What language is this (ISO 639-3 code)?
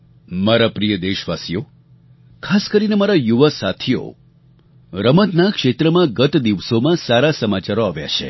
guj